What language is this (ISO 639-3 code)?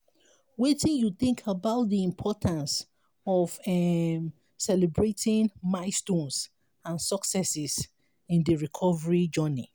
pcm